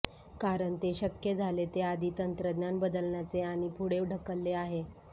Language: Marathi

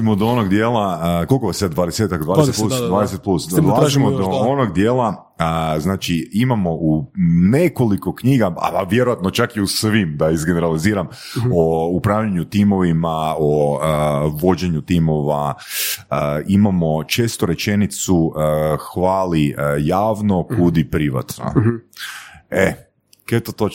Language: Croatian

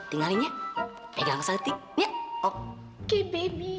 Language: Indonesian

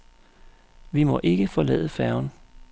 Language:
Danish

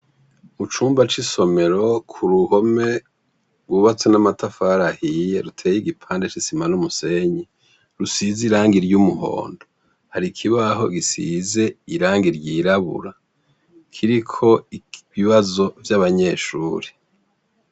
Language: Rundi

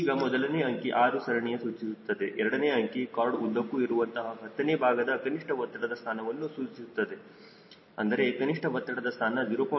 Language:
Kannada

